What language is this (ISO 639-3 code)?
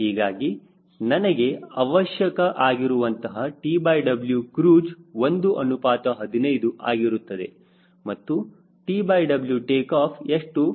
kan